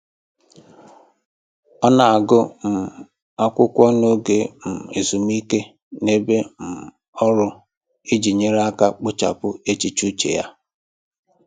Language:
Igbo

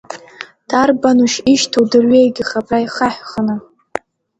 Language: Abkhazian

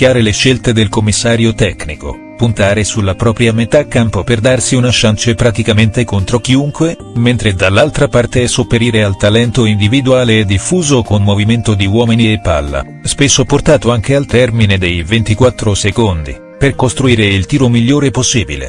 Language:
Italian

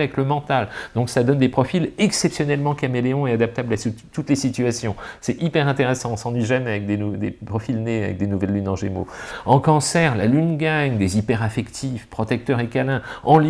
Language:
French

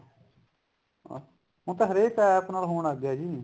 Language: Punjabi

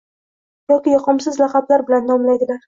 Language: Uzbek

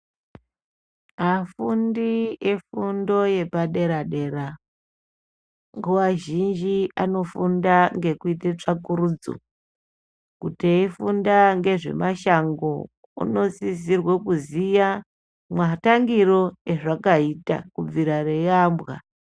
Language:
Ndau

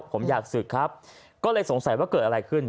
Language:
Thai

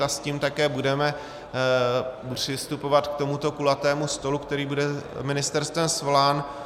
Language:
Czech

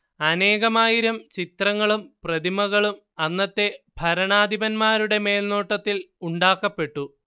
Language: Malayalam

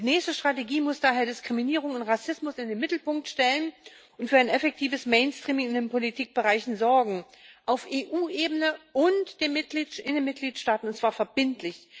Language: German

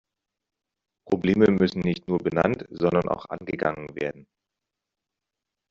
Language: German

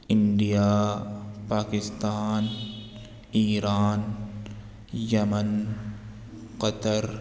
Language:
Urdu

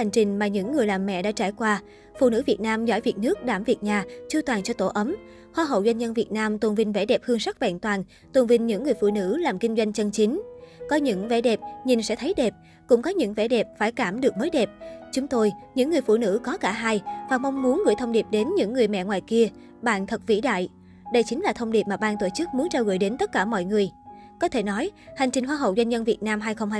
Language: Vietnamese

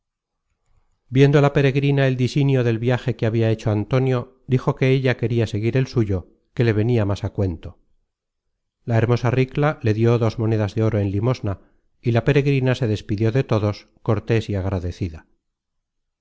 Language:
Spanish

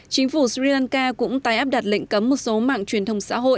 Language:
Vietnamese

